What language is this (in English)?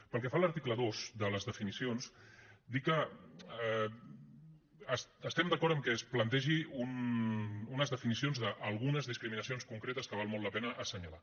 Catalan